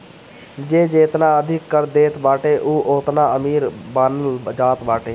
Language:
Bhojpuri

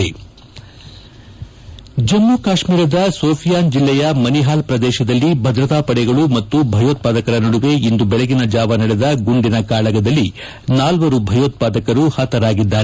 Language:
Kannada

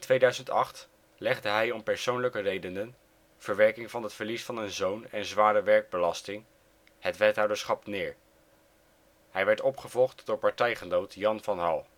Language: Dutch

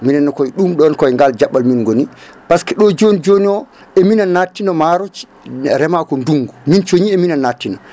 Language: Fula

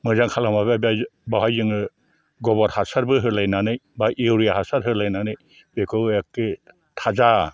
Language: Bodo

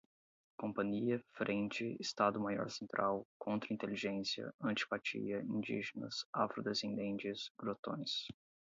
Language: Portuguese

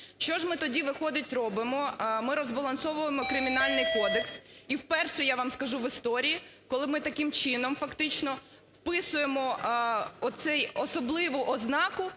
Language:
Ukrainian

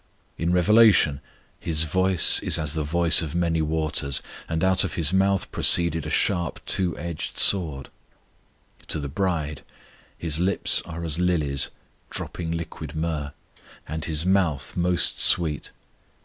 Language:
English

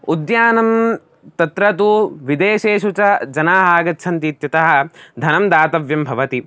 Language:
Sanskrit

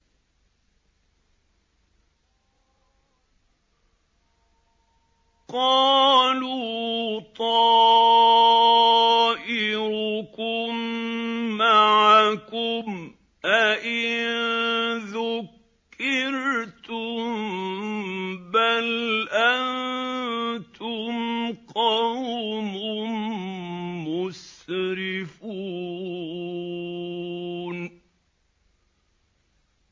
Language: Arabic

